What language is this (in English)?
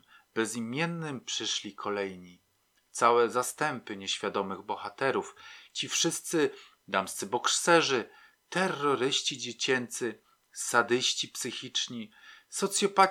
Polish